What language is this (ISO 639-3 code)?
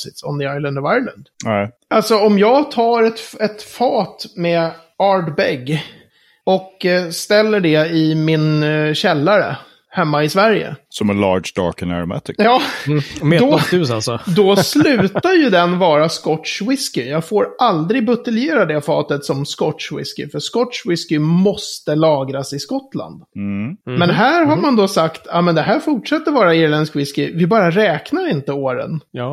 swe